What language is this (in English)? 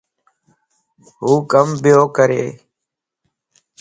Lasi